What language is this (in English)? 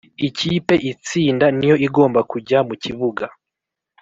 Kinyarwanda